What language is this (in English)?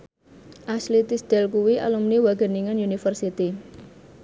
Javanese